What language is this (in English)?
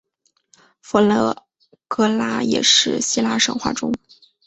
Chinese